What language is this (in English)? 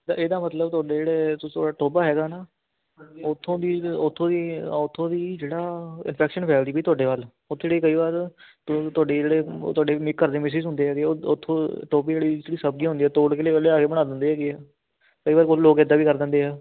Punjabi